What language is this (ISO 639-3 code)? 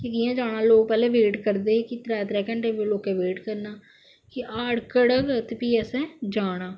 doi